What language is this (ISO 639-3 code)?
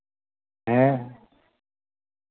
sat